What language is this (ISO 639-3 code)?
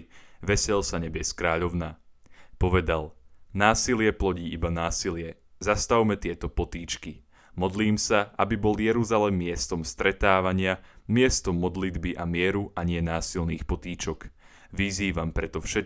slk